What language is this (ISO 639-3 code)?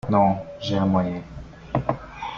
fra